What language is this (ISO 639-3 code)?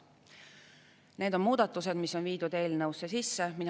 est